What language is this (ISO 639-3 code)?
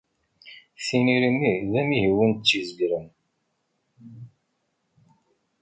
kab